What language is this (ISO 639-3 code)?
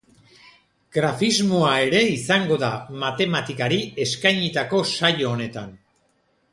eus